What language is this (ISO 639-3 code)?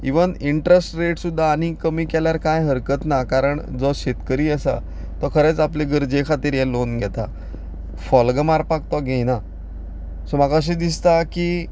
kok